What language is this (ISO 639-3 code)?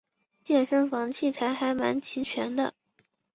zho